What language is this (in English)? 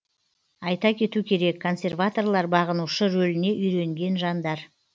Kazakh